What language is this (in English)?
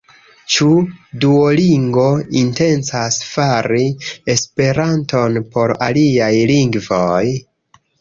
Esperanto